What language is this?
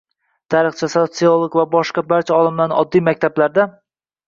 Uzbek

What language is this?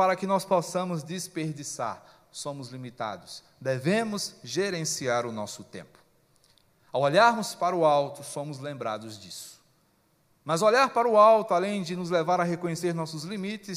Portuguese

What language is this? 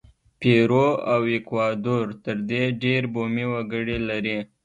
Pashto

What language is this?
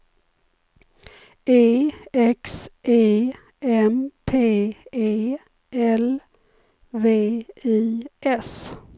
Swedish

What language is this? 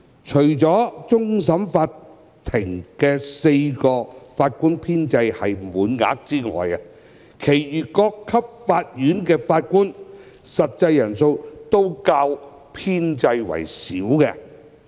Cantonese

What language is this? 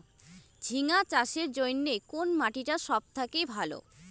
Bangla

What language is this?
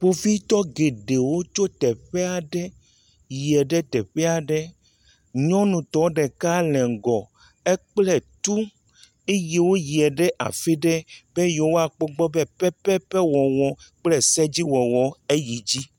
Ewe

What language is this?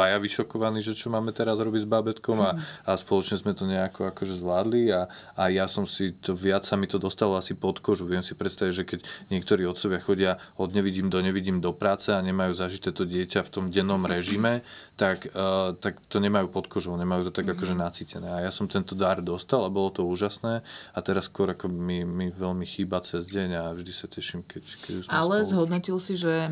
Slovak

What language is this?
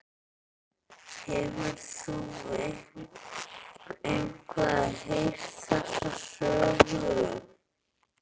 Icelandic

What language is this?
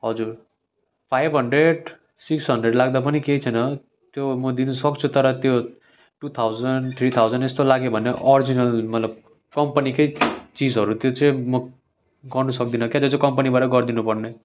Nepali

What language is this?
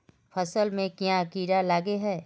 Magahi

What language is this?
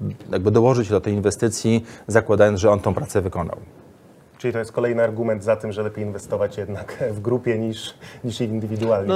Polish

